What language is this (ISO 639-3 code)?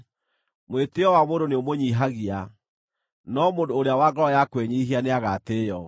kik